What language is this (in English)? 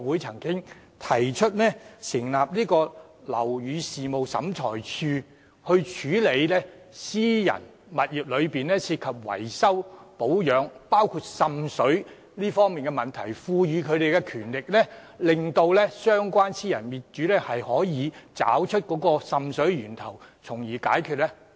Cantonese